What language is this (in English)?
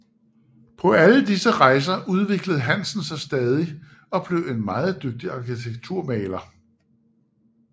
Danish